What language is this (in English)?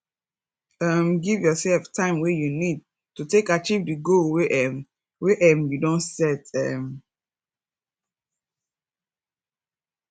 Nigerian Pidgin